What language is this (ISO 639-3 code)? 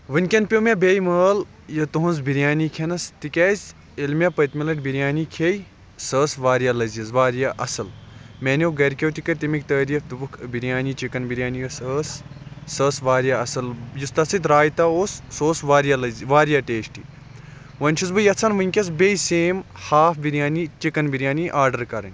kas